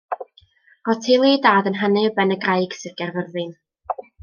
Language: Welsh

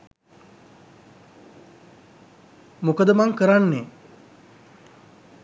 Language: Sinhala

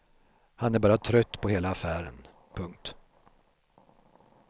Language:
Swedish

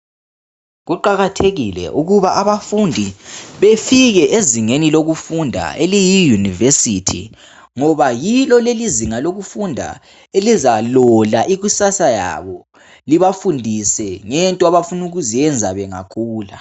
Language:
North Ndebele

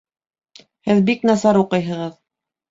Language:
Bashkir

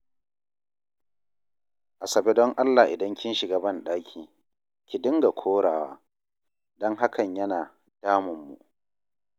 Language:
Hausa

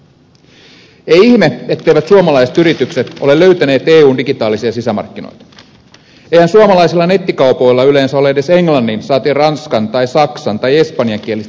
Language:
Finnish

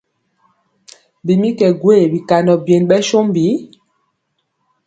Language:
Mpiemo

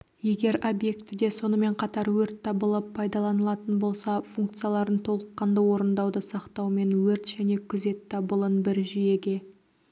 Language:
Kazakh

